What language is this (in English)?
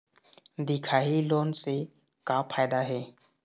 Chhattisgarhi